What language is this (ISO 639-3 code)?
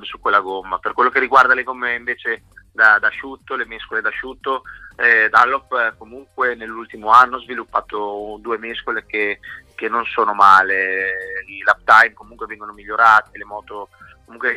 ita